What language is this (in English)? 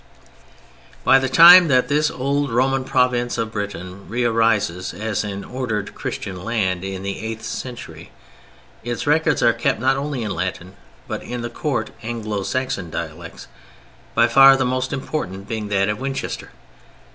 English